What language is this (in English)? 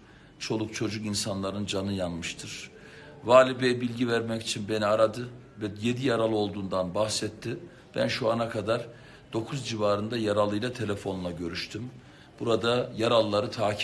Turkish